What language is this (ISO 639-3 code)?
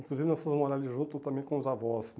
por